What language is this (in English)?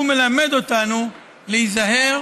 Hebrew